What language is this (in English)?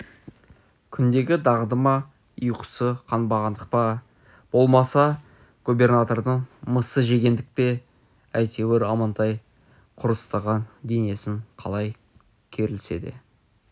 Kazakh